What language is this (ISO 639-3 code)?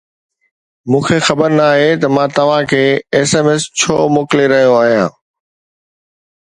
snd